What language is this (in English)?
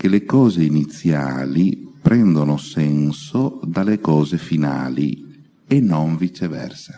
Italian